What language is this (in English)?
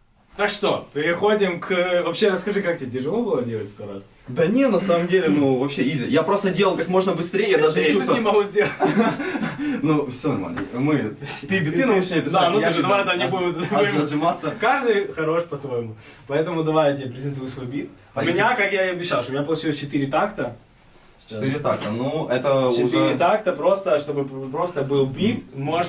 Russian